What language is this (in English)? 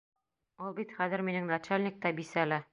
Bashkir